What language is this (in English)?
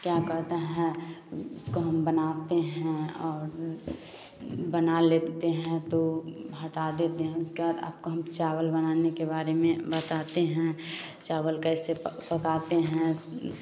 Hindi